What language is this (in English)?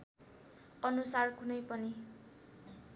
Nepali